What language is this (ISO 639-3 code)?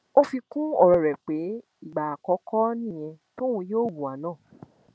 yor